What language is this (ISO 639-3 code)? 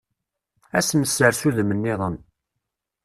kab